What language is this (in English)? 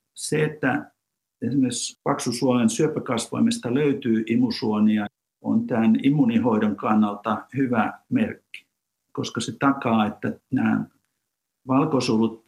Finnish